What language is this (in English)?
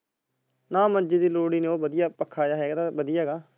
Punjabi